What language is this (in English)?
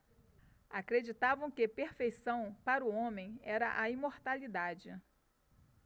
Portuguese